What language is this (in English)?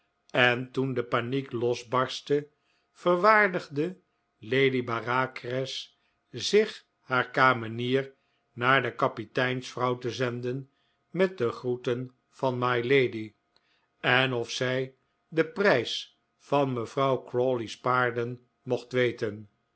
Dutch